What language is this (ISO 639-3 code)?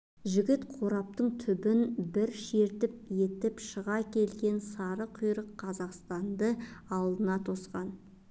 kaz